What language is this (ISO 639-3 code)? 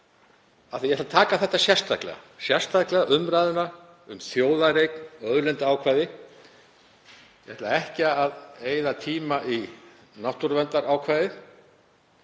isl